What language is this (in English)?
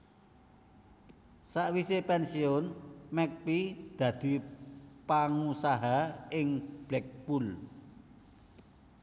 Javanese